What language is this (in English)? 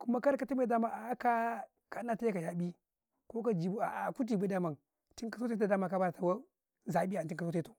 Karekare